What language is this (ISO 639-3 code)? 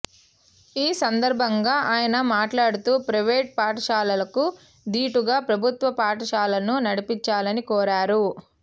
tel